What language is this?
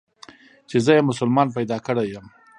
Pashto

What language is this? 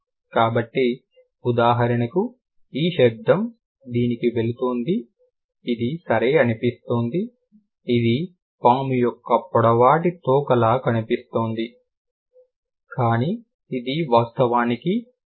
Telugu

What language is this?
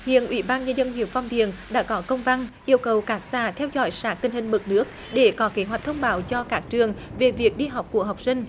Vietnamese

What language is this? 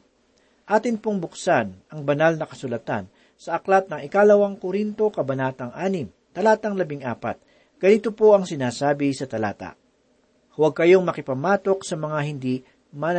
Filipino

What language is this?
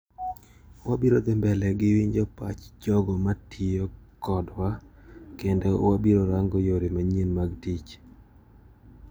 Luo (Kenya and Tanzania)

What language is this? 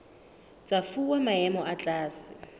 Southern Sotho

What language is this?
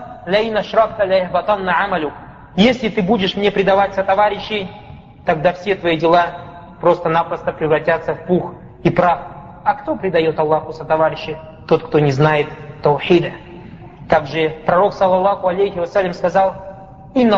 Russian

